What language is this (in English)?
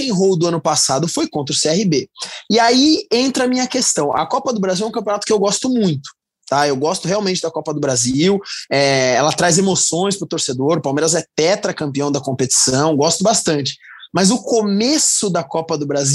Portuguese